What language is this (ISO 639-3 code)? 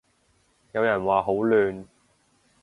yue